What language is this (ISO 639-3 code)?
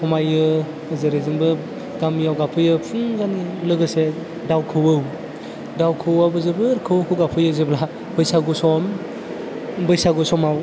brx